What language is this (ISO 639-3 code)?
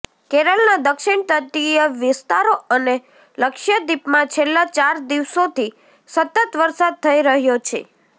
guj